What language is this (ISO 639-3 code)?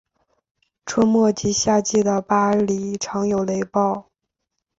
zho